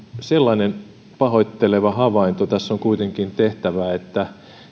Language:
Finnish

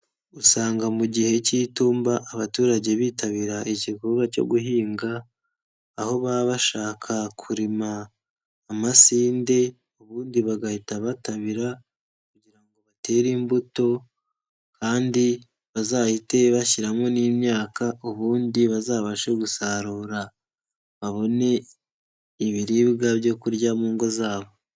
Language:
Kinyarwanda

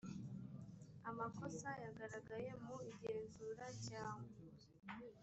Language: Kinyarwanda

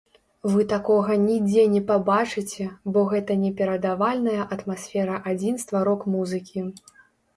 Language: Belarusian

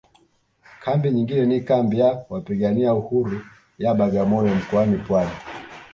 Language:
Swahili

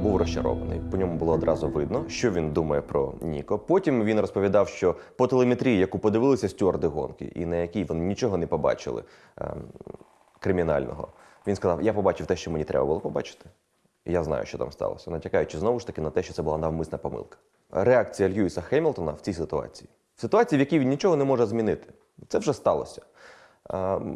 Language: Ukrainian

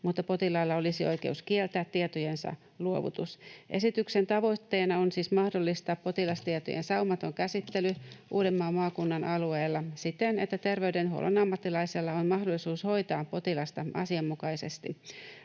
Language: Finnish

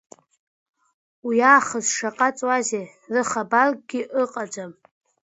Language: Abkhazian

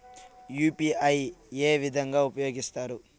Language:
Telugu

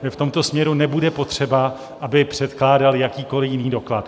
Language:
Czech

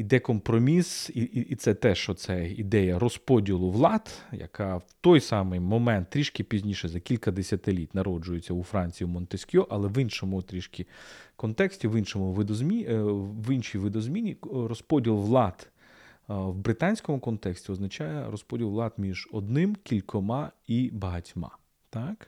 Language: Ukrainian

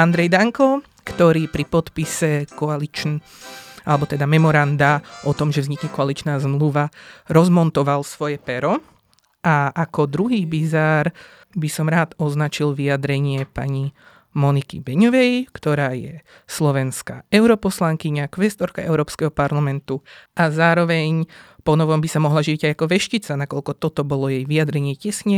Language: Slovak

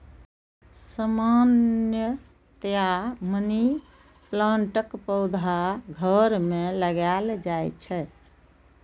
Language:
Maithili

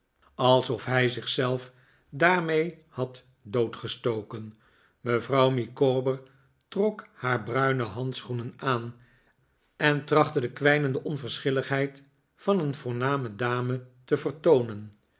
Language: Dutch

